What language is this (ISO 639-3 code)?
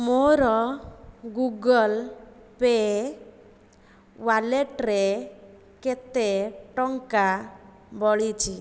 ori